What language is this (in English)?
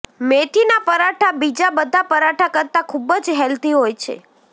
Gujarati